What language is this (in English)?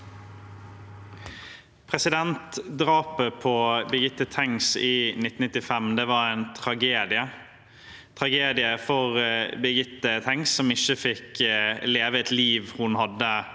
Norwegian